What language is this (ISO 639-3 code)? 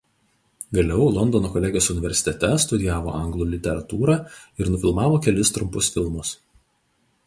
lit